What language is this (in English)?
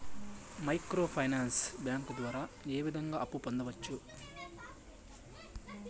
Telugu